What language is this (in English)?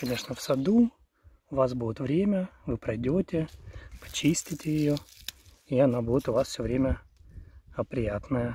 Russian